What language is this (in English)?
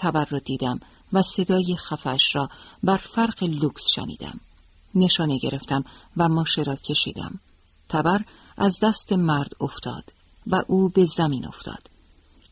Persian